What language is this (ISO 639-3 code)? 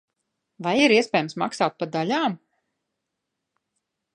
lav